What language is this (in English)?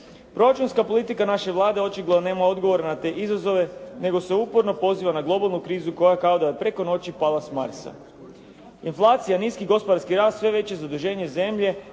Croatian